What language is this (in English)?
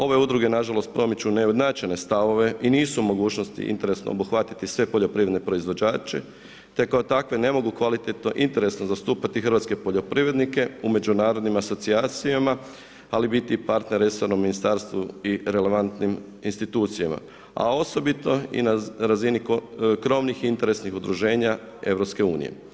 Croatian